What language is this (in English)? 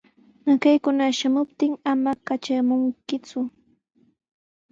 Sihuas Ancash Quechua